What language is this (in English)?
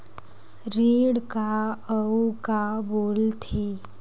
Chhattisgarhi